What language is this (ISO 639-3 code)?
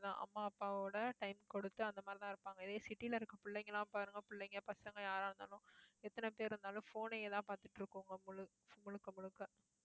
tam